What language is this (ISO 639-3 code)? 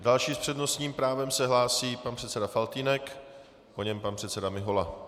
ces